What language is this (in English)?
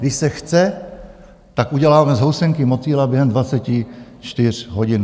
Czech